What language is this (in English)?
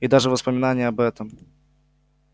Russian